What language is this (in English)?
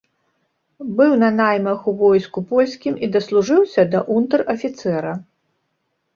Belarusian